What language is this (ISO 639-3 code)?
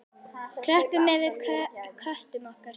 isl